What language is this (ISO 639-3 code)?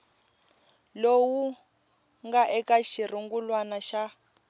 tso